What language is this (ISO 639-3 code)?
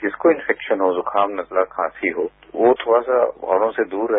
hin